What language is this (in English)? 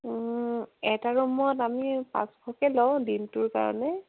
Assamese